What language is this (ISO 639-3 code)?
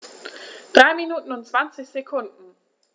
deu